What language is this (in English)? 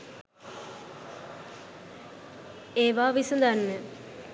Sinhala